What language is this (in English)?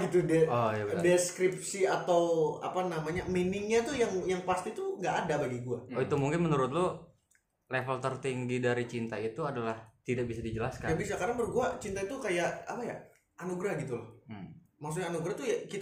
Indonesian